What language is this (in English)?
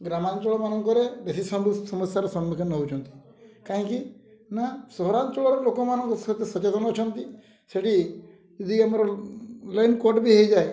Odia